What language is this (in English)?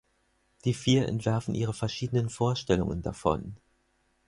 German